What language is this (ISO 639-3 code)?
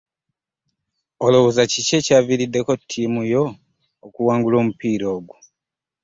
lug